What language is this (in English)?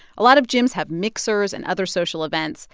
English